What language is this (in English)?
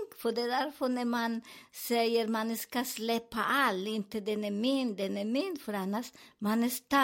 Swedish